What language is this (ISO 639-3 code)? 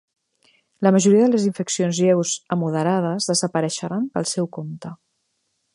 cat